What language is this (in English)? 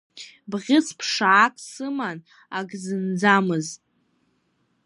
Abkhazian